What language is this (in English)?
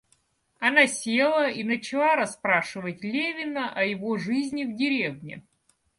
Russian